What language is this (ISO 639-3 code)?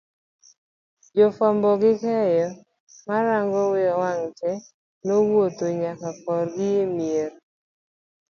luo